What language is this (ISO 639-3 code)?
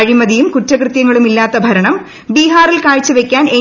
mal